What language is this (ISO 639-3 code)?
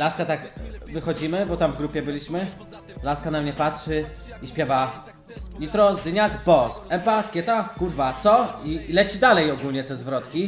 pol